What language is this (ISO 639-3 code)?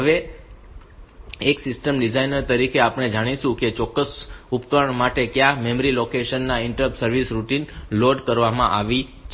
guj